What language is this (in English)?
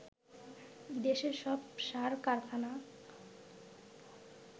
Bangla